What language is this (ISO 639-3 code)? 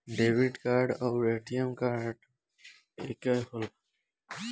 bho